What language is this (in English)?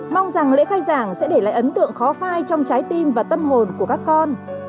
Vietnamese